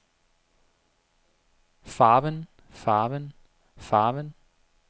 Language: Danish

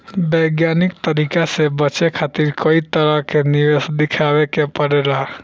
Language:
Bhojpuri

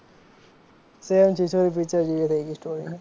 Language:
Gujarati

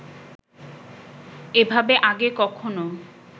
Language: Bangla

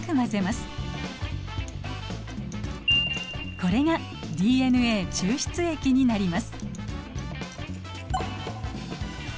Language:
Japanese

